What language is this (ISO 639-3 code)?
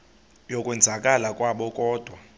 xho